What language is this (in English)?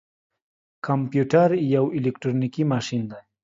Pashto